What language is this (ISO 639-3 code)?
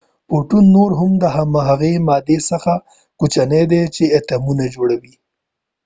pus